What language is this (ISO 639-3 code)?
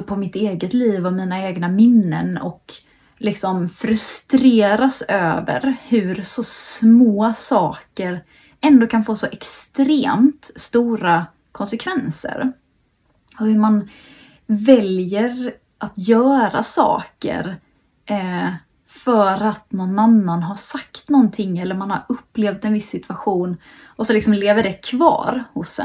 swe